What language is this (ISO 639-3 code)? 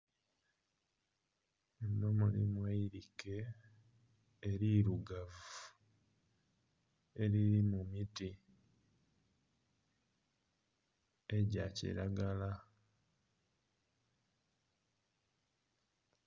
xog